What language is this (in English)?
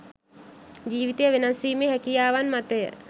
Sinhala